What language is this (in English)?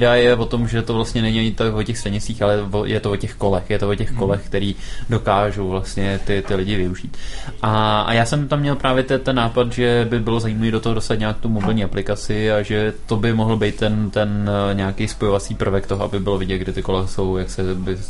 Czech